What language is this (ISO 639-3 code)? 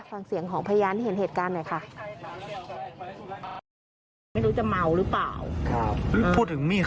tha